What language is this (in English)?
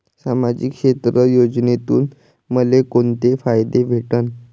Marathi